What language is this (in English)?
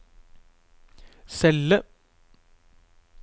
Norwegian